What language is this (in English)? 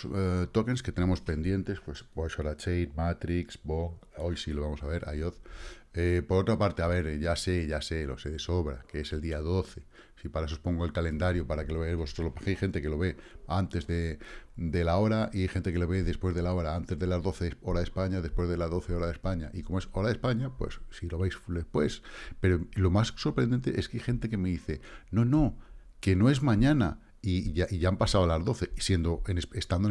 Spanish